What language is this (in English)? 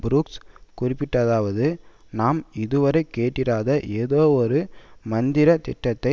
Tamil